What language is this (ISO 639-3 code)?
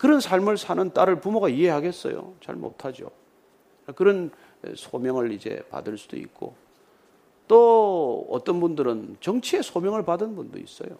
kor